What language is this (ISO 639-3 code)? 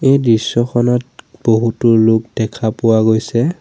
asm